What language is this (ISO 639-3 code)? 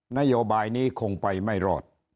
tha